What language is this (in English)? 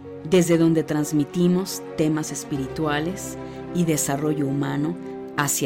Spanish